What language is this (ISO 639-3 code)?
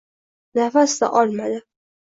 uzb